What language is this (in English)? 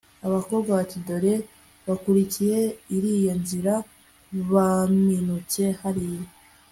Kinyarwanda